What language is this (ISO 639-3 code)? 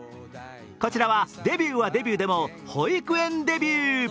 jpn